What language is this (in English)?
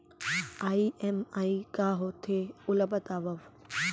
Chhattisgarhi